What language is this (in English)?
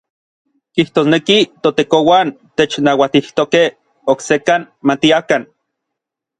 Orizaba Nahuatl